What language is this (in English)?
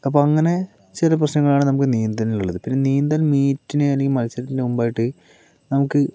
Malayalam